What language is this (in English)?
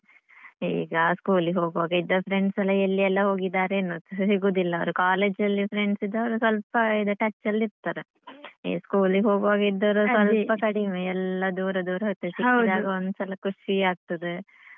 Kannada